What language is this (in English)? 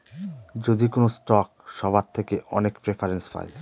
Bangla